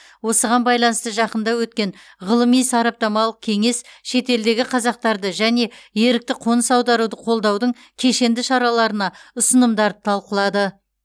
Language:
Kazakh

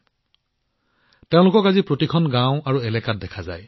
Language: Assamese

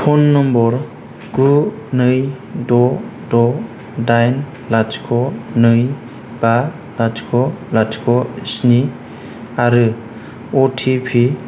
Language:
Bodo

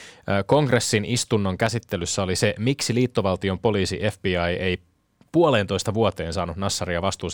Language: Finnish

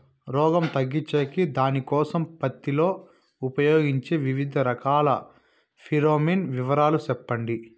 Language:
Telugu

